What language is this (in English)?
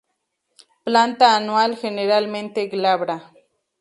Spanish